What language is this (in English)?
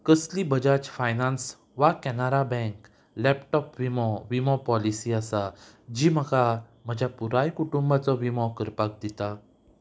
Konkani